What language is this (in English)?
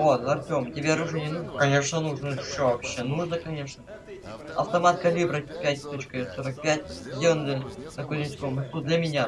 Russian